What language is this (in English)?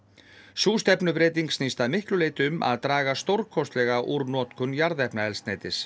Icelandic